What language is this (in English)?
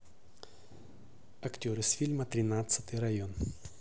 Russian